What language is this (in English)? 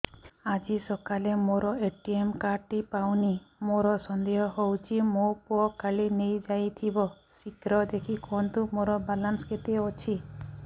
Odia